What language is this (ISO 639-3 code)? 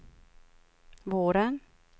swe